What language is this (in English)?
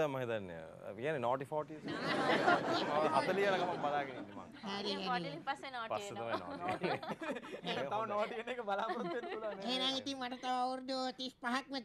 Thai